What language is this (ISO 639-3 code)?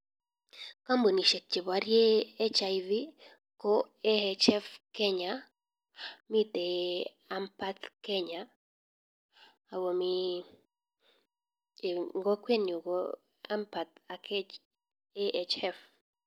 kln